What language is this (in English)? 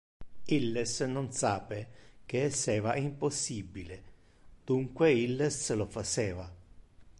Interlingua